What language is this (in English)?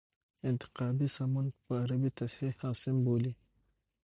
Pashto